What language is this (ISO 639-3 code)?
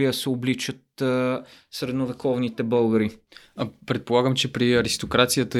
bul